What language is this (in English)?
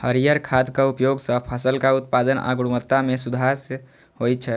Maithili